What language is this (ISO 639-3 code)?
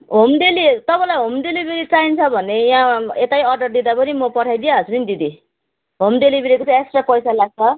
nep